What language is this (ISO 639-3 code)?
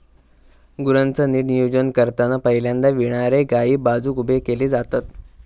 mar